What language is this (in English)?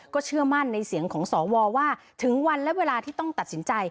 Thai